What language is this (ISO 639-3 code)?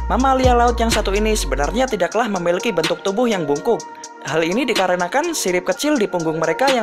ind